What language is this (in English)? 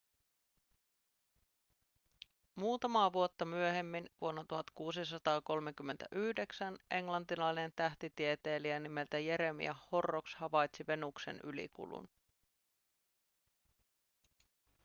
Finnish